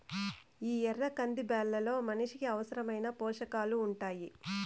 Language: Telugu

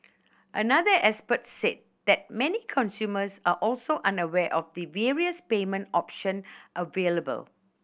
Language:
English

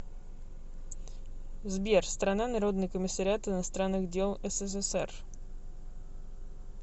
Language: Russian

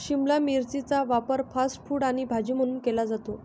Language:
Marathi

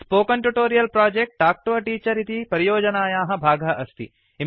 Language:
Sanskrit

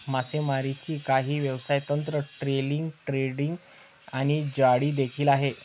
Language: Marathi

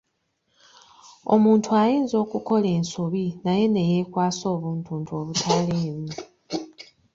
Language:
Ganda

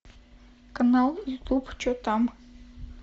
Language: Russian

